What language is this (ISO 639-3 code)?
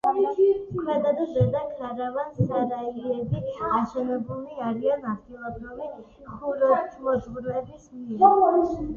kat